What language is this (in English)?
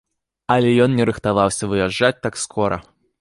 Belarusian